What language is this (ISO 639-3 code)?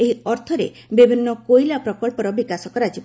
ori